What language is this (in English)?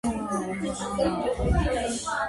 Georgian